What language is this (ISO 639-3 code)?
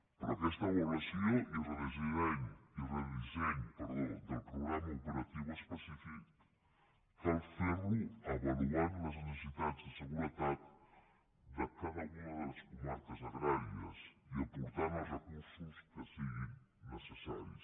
cat